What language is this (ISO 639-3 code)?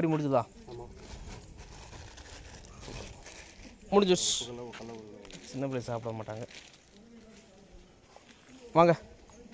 tam